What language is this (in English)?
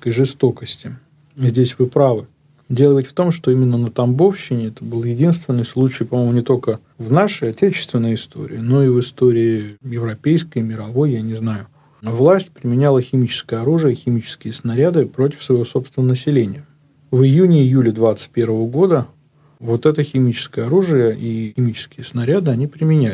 Russian